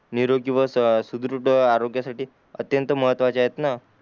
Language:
Marathi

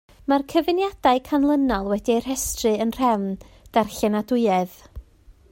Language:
Welsh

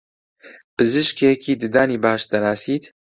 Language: Central Kurdish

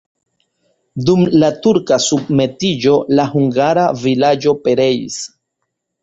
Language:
Esperanto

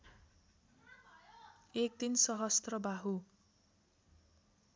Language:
Nepali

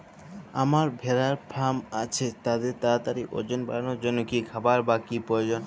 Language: Bangla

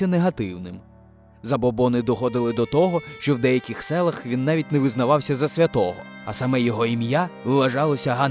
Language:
Ukrainian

